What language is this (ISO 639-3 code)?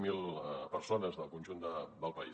cat